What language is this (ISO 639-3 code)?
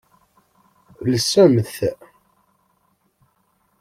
kab